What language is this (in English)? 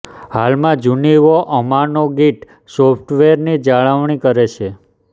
Gujarati